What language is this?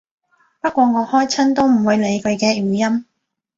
Cantonese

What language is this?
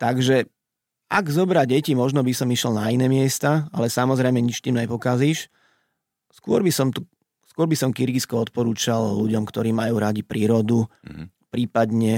Slovak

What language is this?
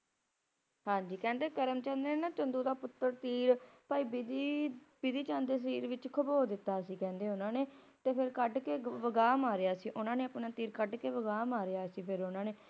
Punjabi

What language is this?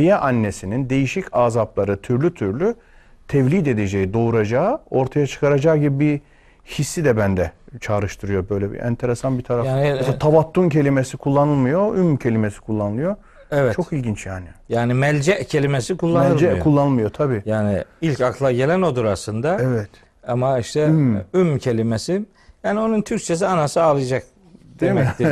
Turkish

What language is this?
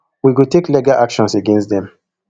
Nigerian Pidgin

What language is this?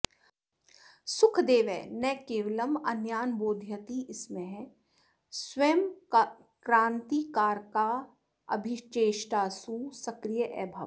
Sanskrit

